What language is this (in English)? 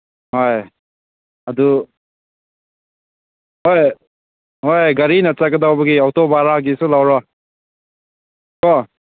Manipuri